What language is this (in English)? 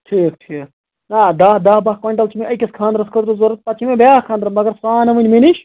Kashmiri